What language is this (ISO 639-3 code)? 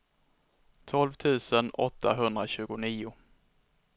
swe